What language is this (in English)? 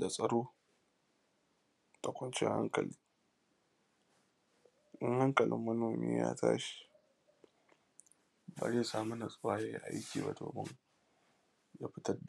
Hausa